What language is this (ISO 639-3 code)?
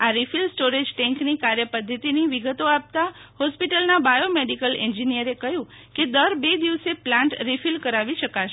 guj